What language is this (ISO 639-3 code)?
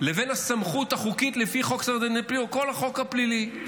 heb